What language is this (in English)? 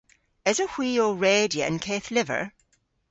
Cornish